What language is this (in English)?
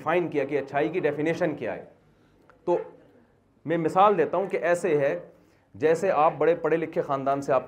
Urdu